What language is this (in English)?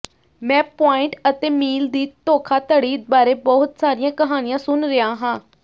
Punjabi